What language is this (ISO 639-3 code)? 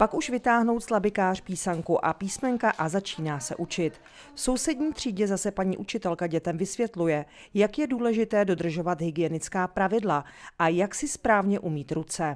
ces